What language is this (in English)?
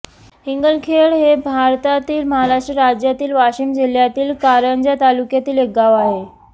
Marathi